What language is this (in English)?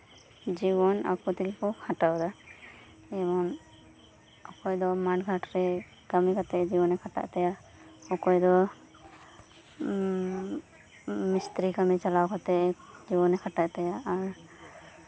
Santali